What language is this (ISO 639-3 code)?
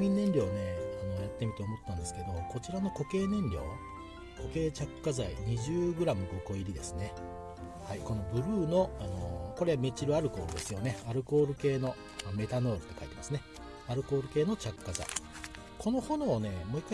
jpn